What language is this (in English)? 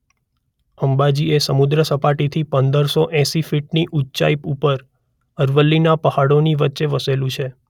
Gujarati